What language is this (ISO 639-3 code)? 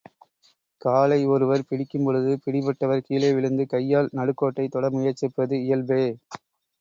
tam